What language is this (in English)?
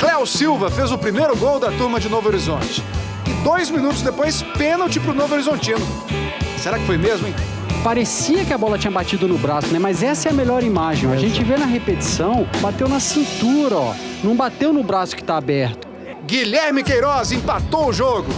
Portuguese